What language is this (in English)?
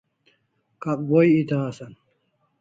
Kalasha